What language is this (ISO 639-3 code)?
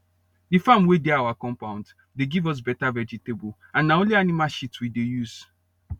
pcm